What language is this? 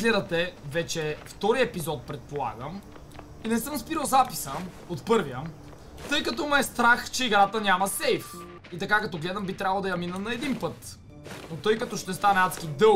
Bulgarian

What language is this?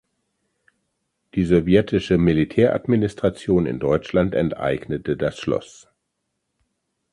German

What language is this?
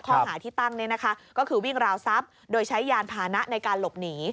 Thai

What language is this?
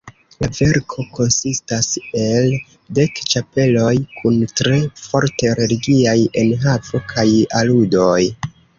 Esperanto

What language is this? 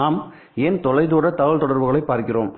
Tamil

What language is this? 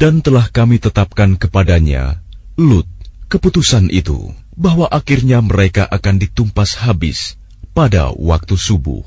Arabic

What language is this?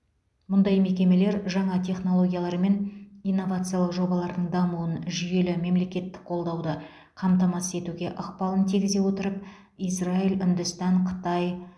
Kazakh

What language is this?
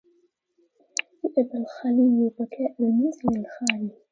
Arabic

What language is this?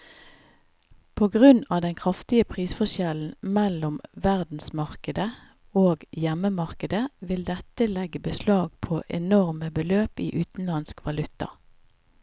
Norwegian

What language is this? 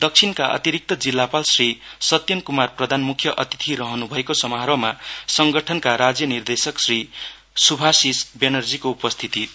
Nepali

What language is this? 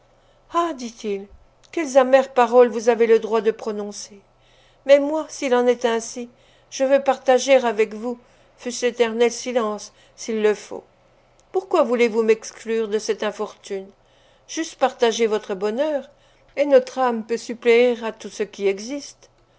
French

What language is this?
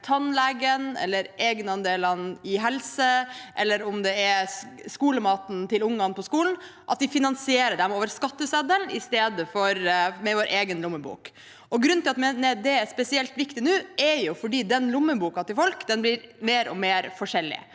Norwegian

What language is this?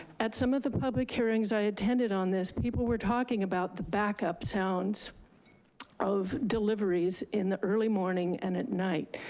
English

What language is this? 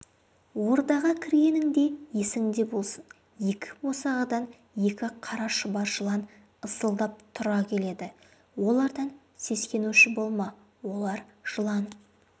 Kazakh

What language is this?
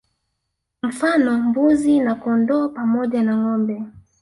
Swahili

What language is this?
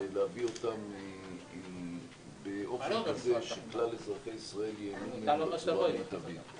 Hebrew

